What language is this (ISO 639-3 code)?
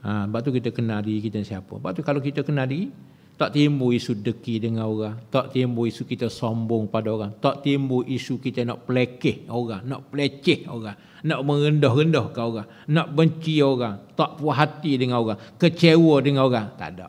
msa